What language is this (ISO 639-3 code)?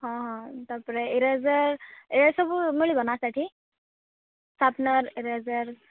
ori